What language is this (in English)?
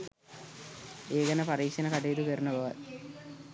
Sinhala